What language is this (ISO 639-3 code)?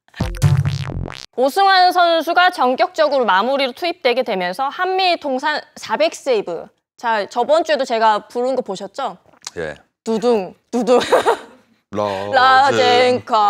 kor